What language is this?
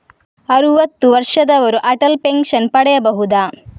Kannada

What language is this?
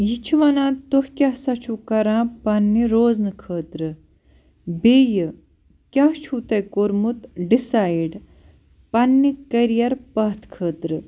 Kashmiri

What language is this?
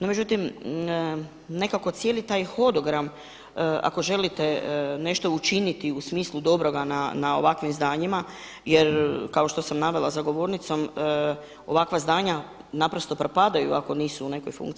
Croatian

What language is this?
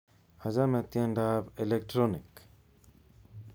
Kalenjin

